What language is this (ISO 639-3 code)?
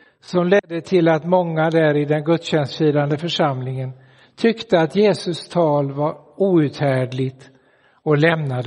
swe